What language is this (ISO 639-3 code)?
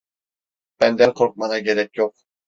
tur